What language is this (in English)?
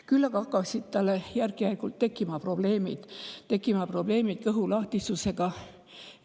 Estonian